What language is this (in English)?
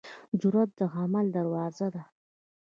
Pashto